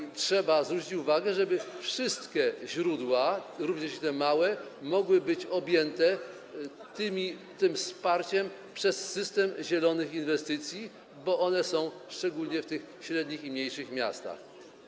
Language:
Polish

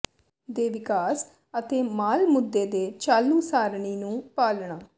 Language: Punjabi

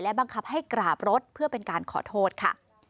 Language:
Thai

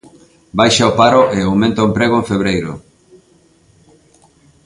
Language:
Galician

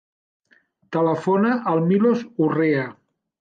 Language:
Catalan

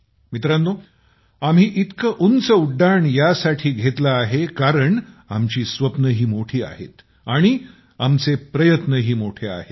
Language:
Marathi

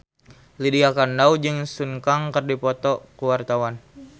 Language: Sundanese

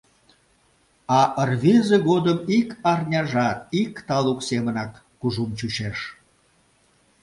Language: Mari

